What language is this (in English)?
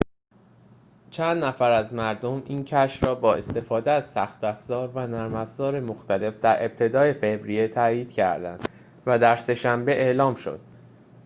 Persian